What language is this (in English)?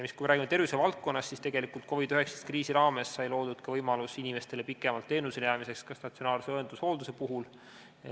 Estonian